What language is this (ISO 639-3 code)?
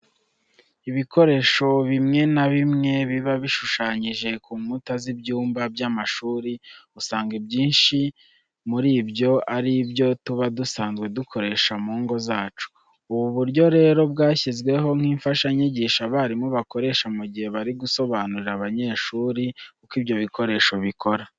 kin